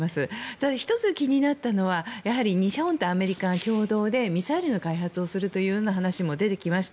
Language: Japanese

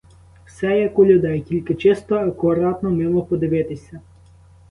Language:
Ukrainian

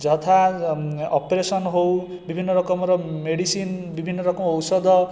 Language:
Odia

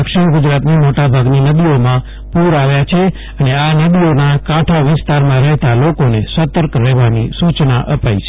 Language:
Gujarati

